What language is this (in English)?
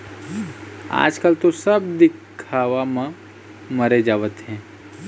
Chhattisgarhi